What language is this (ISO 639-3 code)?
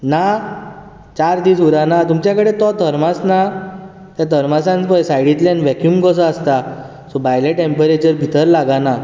kok